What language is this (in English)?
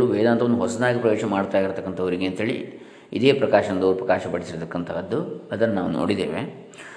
Kannada